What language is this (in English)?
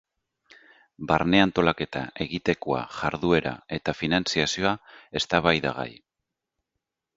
Basque